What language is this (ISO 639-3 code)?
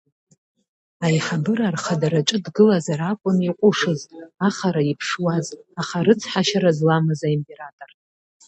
abk